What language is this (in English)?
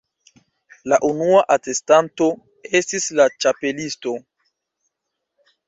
Esperanto